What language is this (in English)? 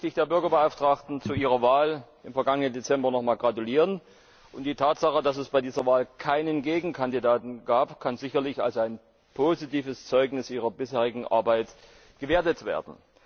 German